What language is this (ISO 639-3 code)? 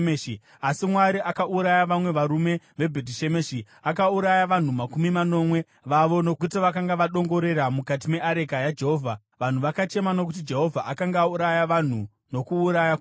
sna